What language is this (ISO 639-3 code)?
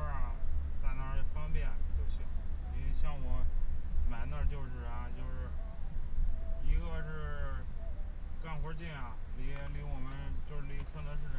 zho